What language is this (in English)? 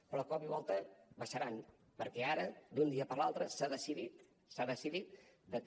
Catalan